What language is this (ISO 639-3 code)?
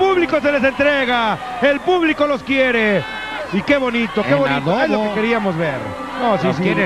spa